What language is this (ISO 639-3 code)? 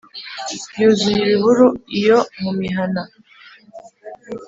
kin